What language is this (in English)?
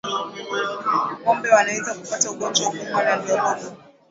Swahili